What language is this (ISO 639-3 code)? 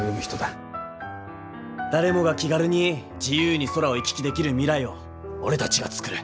jpn